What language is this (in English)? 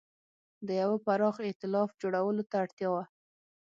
Pashto